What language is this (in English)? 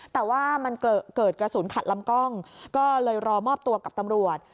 Thai